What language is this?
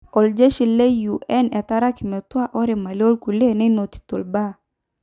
Masai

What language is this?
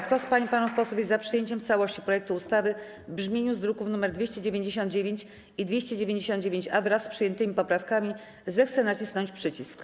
Polish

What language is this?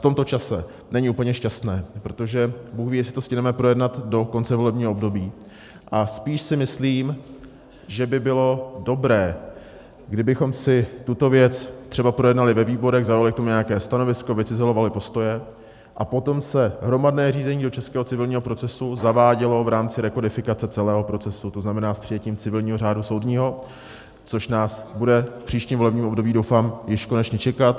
Czech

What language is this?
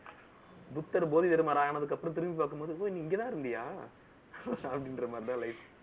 Tamil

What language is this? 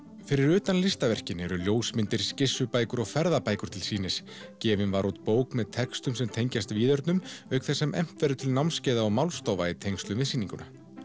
Icelandic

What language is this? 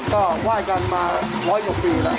Thai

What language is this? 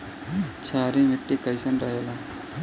Bhojpuri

